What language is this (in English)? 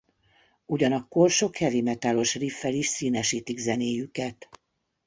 Hungarian